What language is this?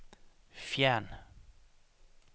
Danish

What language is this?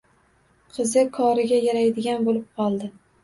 Uzbek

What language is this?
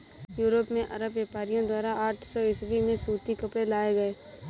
Hindi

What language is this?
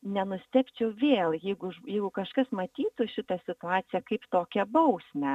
Lithuanian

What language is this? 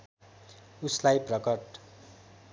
Nepali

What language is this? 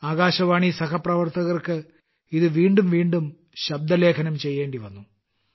Malayalam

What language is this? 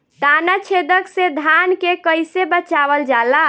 Bhojpuri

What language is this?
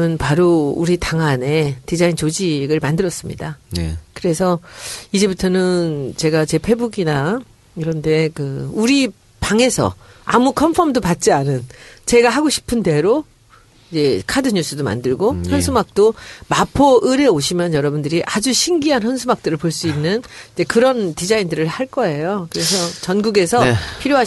Korean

